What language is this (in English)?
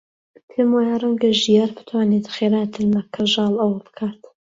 Central Kurdish